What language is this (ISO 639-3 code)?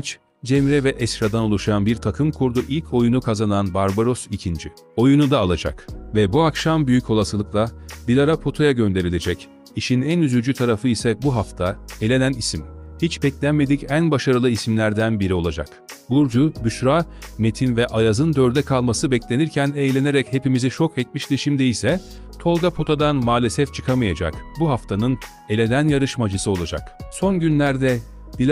tur